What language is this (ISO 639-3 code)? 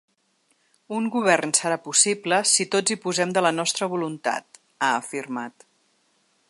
cat